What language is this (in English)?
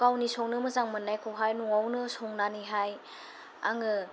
Bodo